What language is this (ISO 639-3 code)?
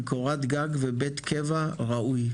heb